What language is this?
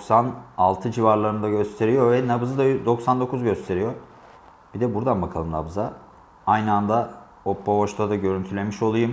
Turkish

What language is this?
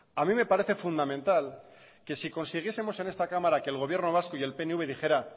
Spanish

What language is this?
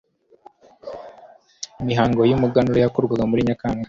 Kinyarwanda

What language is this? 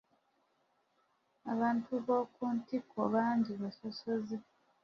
Ganda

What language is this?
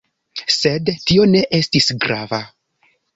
Esperanto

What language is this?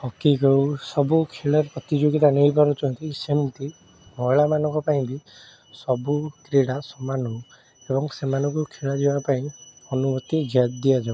Odia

